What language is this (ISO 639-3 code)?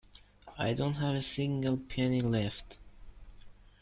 eng